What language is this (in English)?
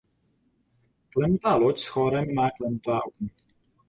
Czech